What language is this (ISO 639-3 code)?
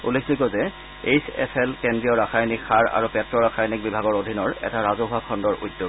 asm